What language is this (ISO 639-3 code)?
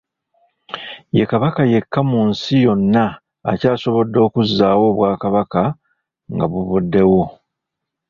lug